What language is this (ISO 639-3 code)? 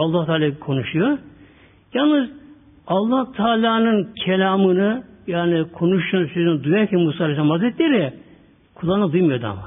tur